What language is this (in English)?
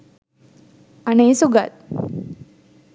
Sinhala